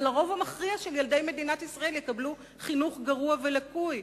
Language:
Hebrew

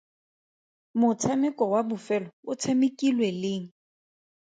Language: Tswana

